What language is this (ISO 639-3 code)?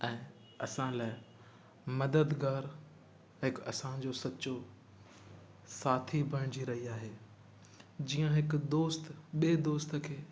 snd